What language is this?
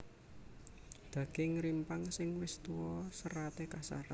Javanese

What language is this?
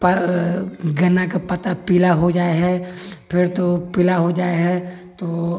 Maithili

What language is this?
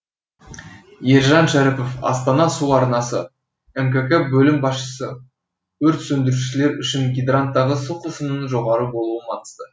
Kazakh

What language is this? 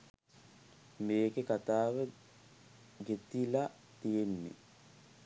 Sinhala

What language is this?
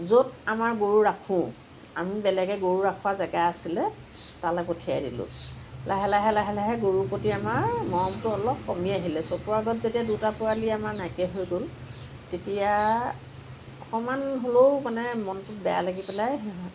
Assamese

